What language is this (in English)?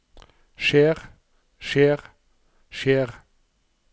Norwegian